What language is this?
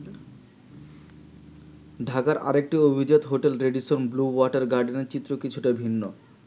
Bangla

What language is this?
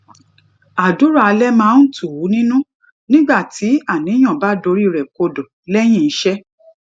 Yoruba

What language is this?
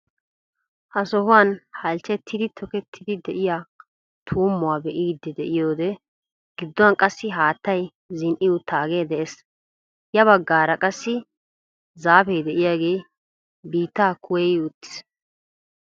Wolaytta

